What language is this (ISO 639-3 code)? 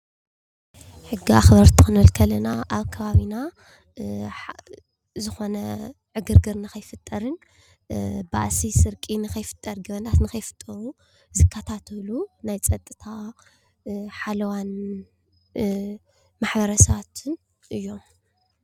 tir